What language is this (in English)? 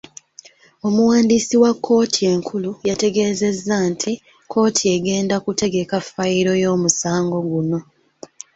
Ganda